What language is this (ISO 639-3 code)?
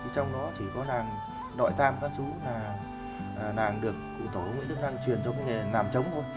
vie